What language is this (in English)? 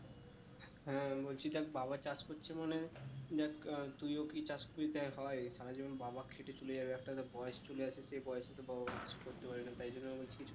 Bangla